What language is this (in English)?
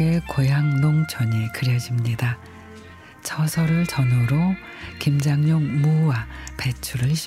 Korean